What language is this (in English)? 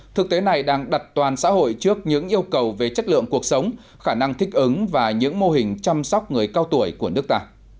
Vietnamese